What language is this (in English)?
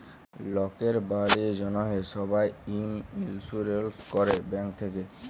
Bangla